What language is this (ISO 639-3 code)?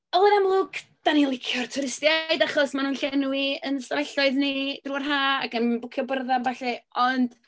cym